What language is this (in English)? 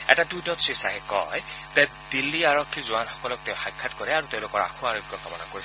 Assamese